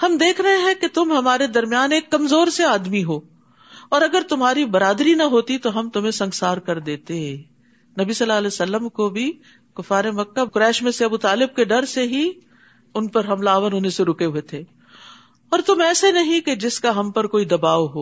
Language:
Urdu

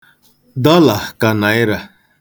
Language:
Igbo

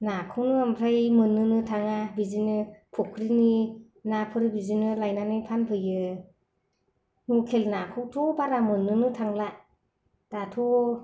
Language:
Bodo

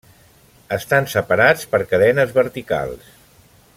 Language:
Catalan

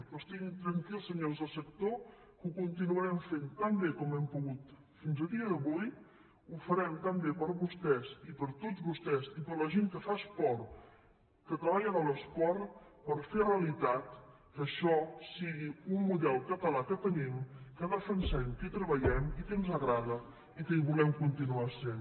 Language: Catalan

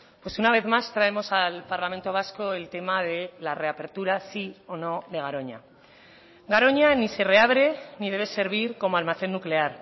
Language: Spanish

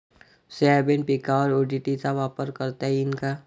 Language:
Marathi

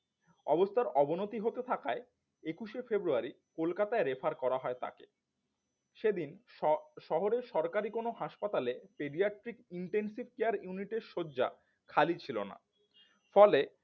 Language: Bangla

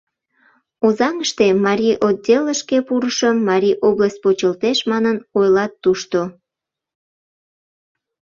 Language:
Mari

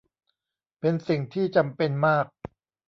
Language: Thai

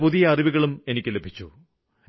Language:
Malayalam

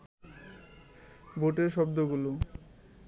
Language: Bangla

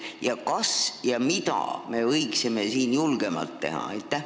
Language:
Estonian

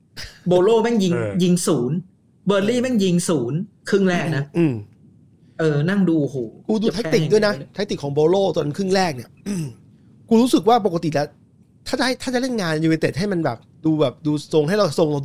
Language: Thai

